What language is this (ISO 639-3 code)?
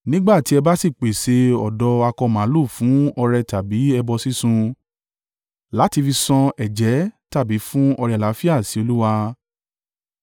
yor